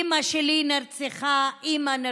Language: Hebrew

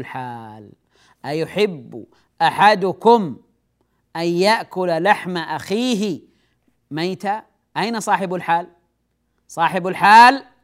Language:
Arabic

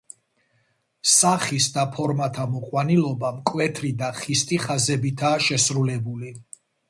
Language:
Georgian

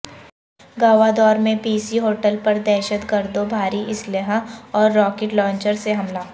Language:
Urdu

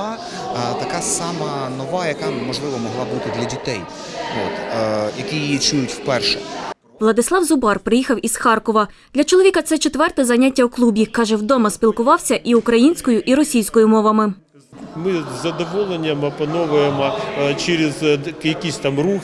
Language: Ukrainian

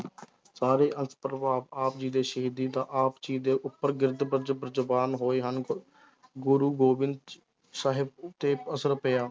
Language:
Punjabi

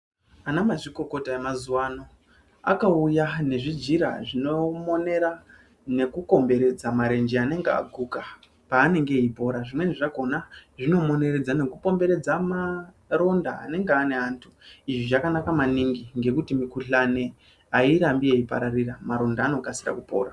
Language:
Ndau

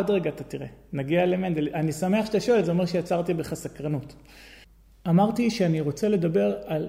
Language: Hebrew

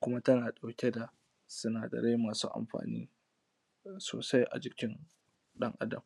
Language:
Hausa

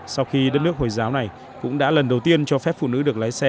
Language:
Vietnamese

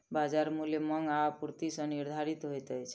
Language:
Maithili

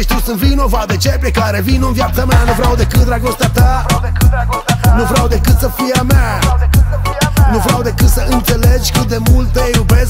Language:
Romanian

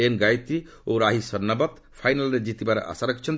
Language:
Odia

